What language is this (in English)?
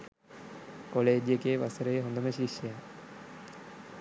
Sinhala